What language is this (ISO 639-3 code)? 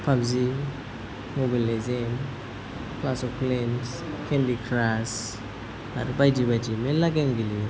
brx